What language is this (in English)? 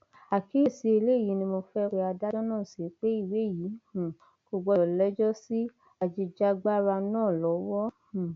Yoruba